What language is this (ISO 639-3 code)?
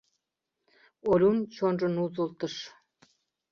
chm